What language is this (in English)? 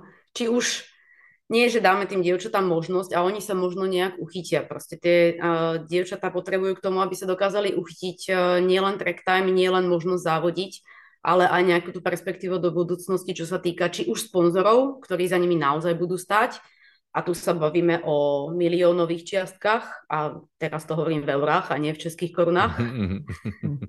Czech